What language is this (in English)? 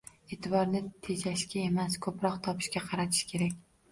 Uzbek